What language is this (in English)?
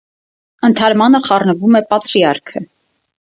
Armenian